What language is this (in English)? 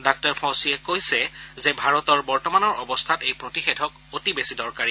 Assamese